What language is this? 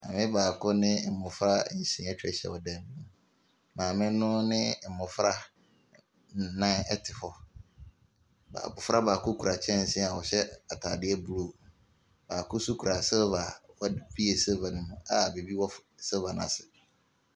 Akan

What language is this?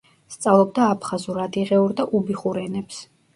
Georgian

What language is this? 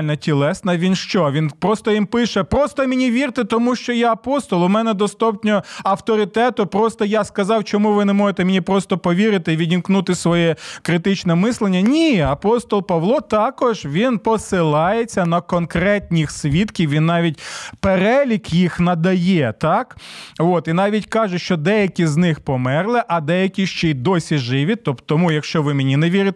Ukrainian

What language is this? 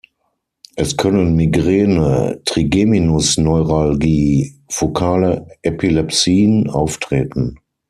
German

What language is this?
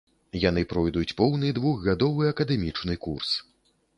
Belarusian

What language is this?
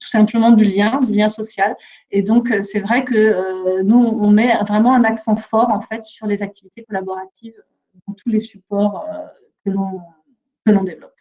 French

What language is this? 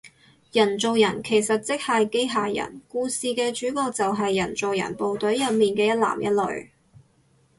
Cantonese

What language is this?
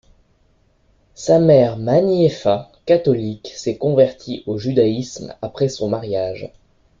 French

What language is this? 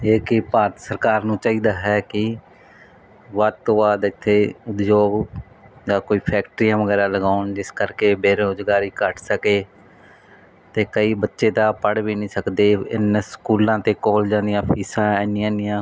Punjabi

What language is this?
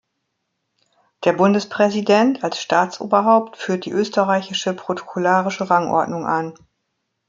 German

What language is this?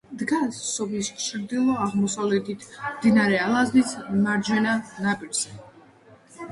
Georgian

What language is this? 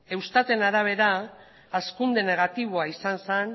Basque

